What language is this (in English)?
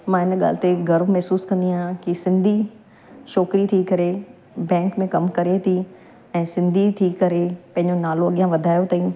Sindhi